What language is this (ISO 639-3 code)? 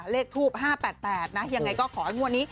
tha